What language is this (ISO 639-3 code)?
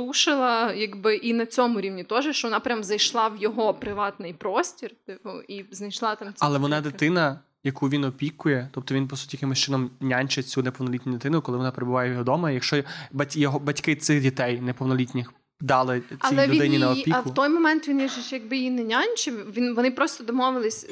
ukr